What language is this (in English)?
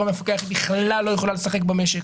Hebrew